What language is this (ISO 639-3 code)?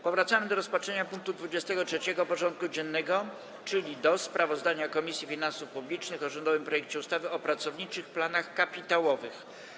pol